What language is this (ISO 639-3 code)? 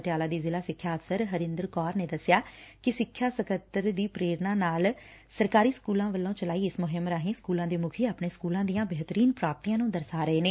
pan